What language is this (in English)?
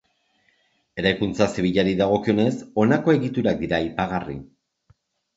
Basque